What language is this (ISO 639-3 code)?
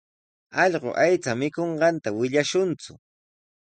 qws